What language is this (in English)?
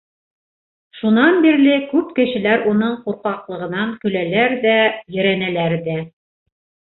Bashkir